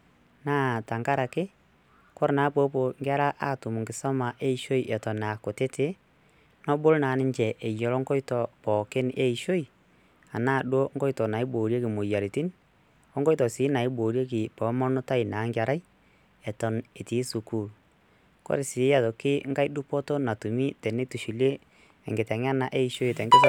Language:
Masai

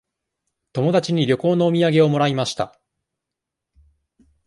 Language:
Japanese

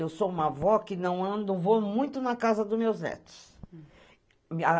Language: Portuguese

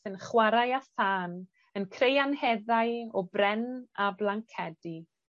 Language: Welsh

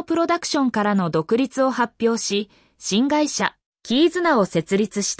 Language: Japanese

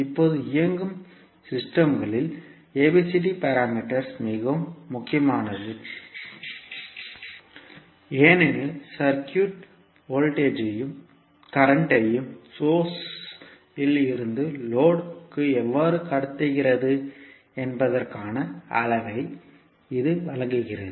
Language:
Tamil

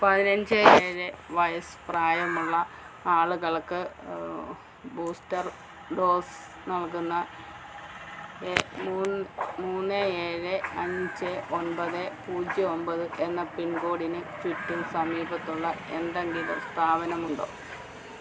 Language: Malayalam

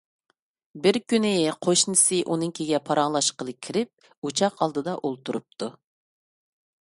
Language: Uyghur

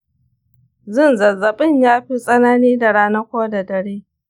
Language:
Hausa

